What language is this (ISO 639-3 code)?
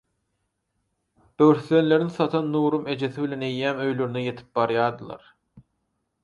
tuk